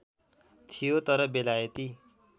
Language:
Nepali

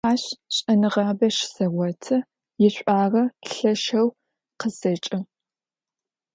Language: Adyghe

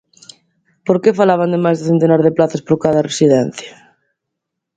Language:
Galician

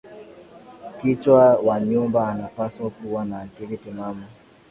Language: Swahili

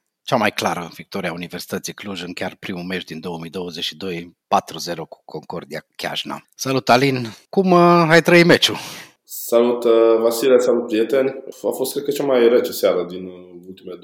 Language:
Romanian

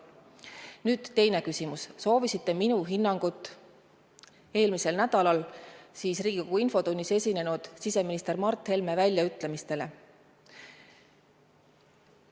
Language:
Estonian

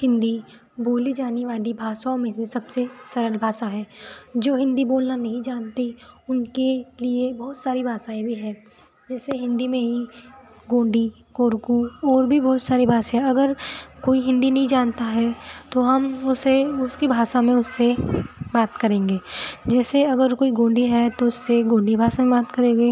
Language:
Hindi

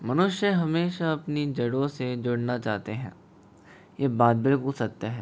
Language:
Hindi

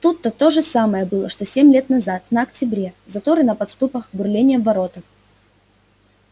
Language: Russian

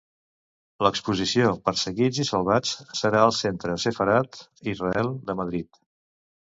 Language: Catalan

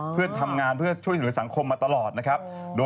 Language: Thai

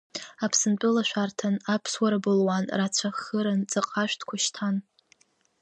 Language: Abkhazian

